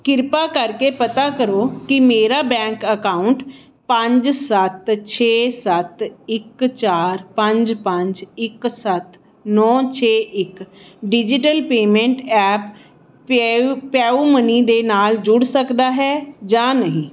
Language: Punjabi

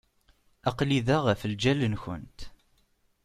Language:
Kabyle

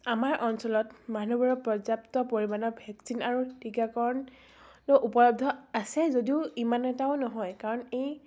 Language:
Assamese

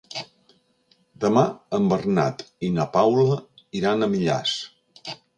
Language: Catalan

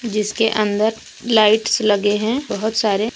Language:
Hindi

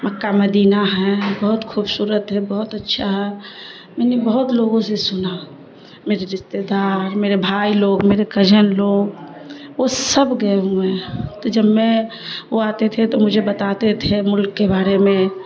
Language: Urdu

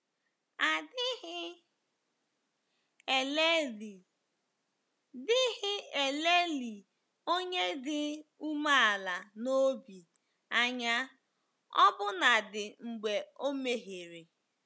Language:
Igbo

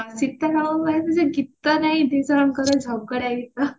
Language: Odia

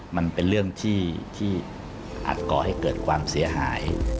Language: Thai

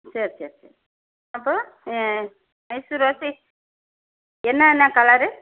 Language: Tamil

